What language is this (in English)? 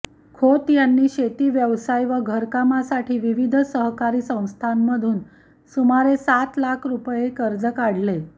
Marathi